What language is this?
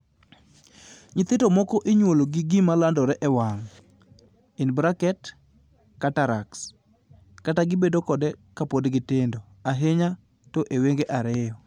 Luo (Kenya and Tanzania)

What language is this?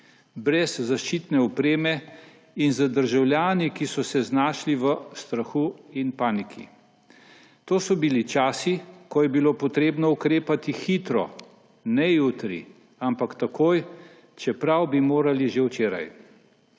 Slovenian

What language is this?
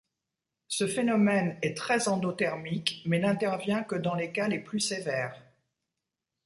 French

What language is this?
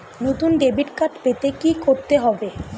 Bangla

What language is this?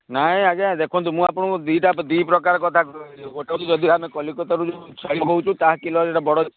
Odia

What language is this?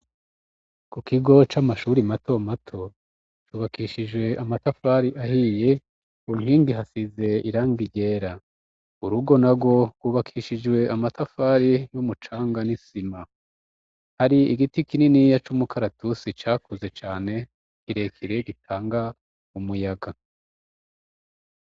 Rundi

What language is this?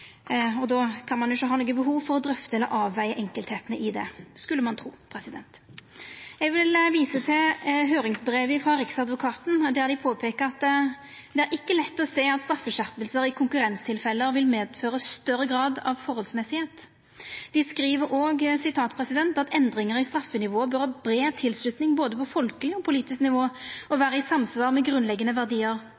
Norwegian Nynorsk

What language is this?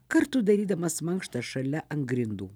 Lithuanian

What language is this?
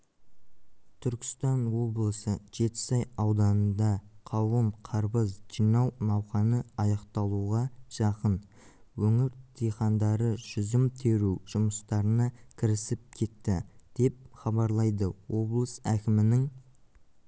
Kazakh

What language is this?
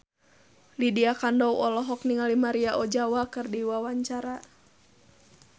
Sundanese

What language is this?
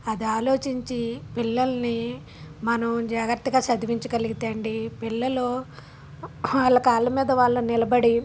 Telugu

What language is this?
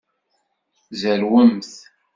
Kabyle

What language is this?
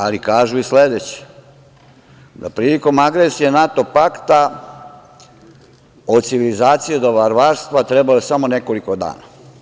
Serbian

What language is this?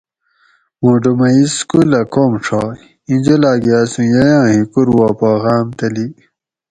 Gawri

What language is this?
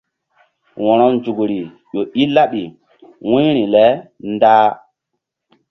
Mbum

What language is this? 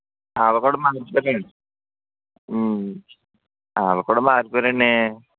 Telugu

